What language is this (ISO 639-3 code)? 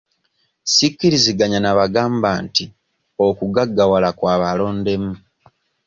lug